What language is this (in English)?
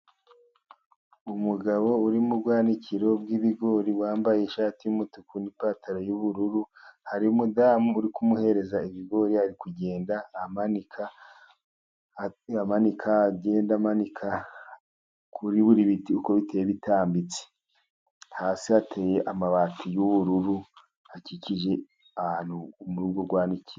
Kinyarwanda